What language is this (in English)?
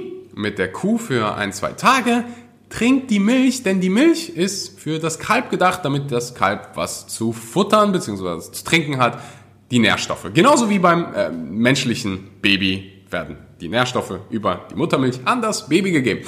German